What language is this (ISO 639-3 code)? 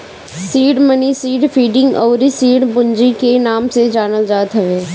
bho